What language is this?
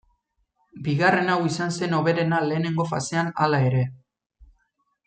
Basque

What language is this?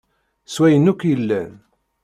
Kabyle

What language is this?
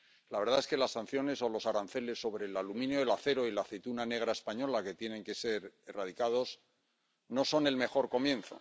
Spanish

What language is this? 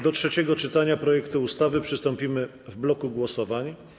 Polish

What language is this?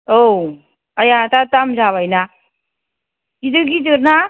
Bodo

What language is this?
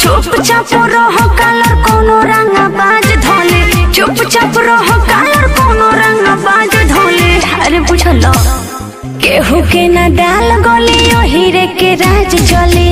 Hindi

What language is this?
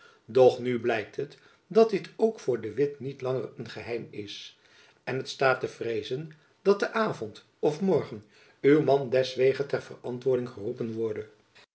Dutch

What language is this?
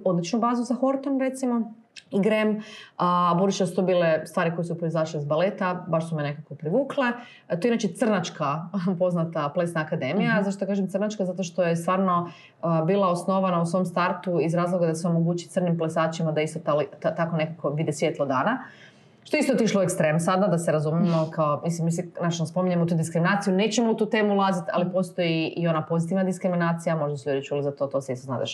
Croatian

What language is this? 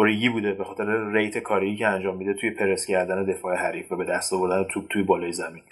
Persian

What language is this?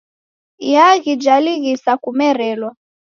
Taita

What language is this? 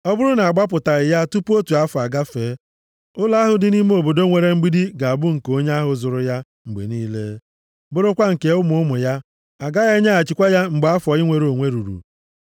Igbo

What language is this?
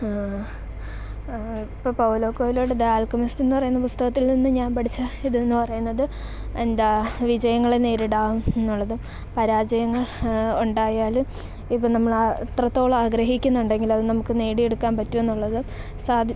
Malayalam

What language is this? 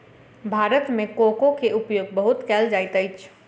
Maithili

